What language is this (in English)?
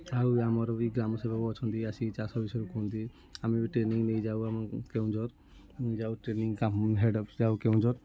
Odia